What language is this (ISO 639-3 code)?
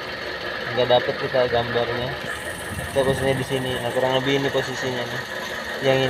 ind